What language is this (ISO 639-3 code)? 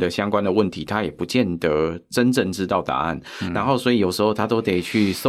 zho